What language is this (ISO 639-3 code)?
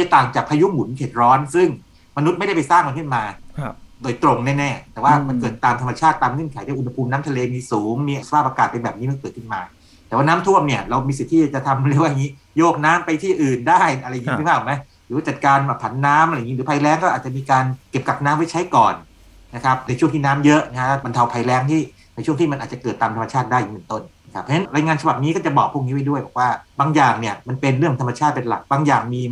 tha